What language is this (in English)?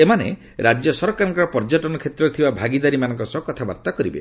Odia